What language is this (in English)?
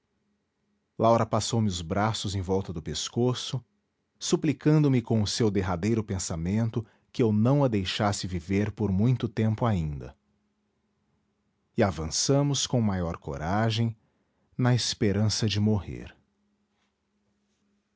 Portuguese